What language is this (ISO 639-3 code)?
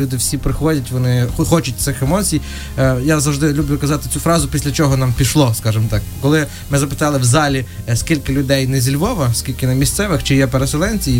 ukr